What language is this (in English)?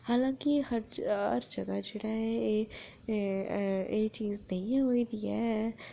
Dogri